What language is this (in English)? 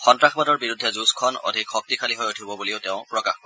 Assamese